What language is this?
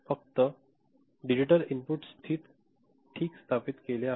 Marathi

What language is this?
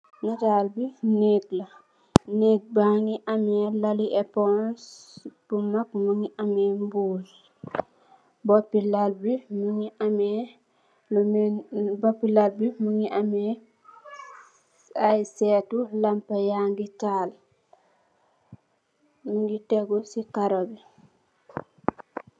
Wolof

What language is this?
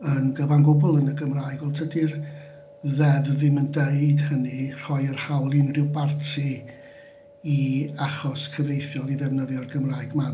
Welsh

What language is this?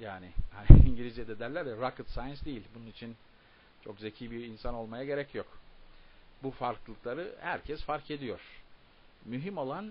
Turkish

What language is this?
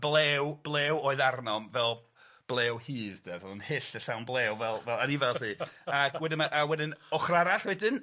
Welsh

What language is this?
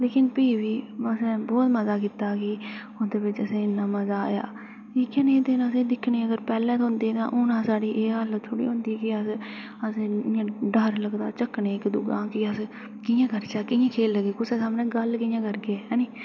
Dogri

